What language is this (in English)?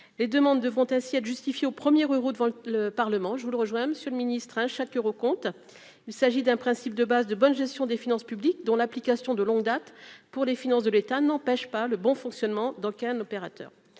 French